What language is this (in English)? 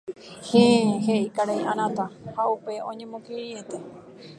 Guarani